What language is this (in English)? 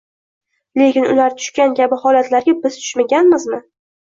Uzbek